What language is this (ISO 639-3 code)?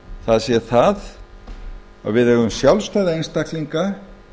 isl